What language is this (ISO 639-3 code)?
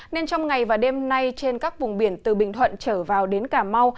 vie